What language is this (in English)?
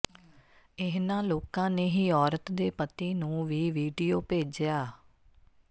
Punjabi